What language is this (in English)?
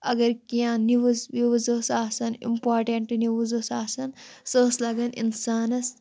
Kashmiri